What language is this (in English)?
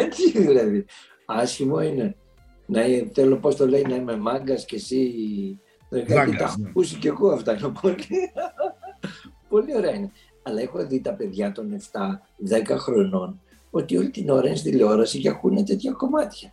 Greek